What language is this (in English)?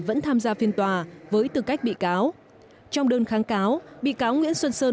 Vietnamese